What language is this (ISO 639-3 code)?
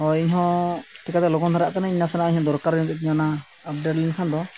sat